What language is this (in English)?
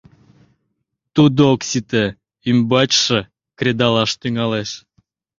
Mari